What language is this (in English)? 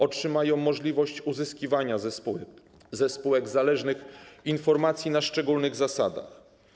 Polish